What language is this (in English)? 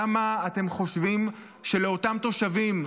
Hebrew